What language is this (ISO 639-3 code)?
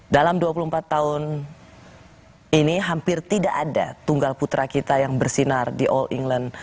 ind